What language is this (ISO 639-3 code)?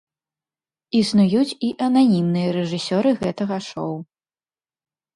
bel